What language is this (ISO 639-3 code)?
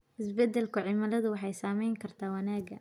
som